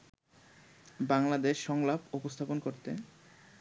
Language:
Bangla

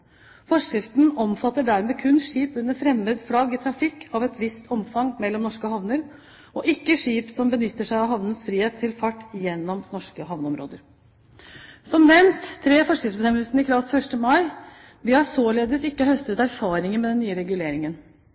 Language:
Norwegian Bokmål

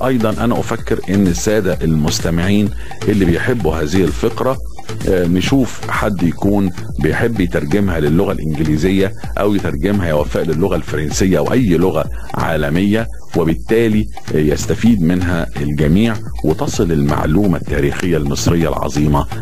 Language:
Arabic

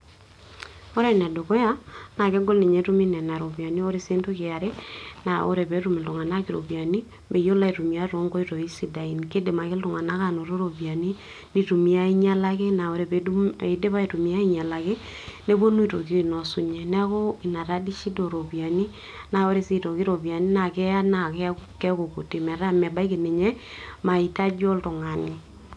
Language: Masai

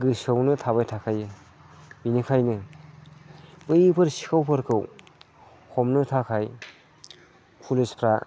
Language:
Bodo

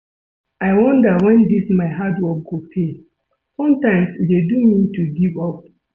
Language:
Nigerian Pidgin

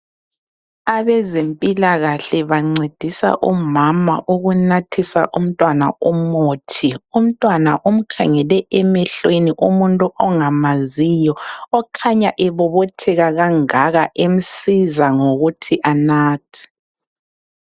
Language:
North Ndebele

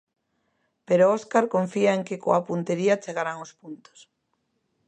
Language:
Galician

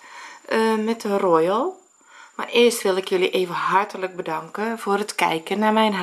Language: Dutch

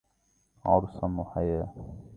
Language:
Arabic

